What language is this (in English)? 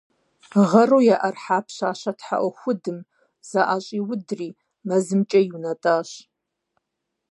Kabardian